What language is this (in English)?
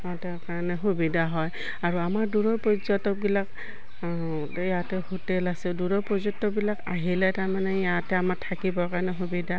Assamese